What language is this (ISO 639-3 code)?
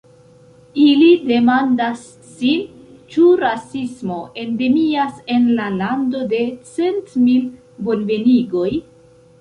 epo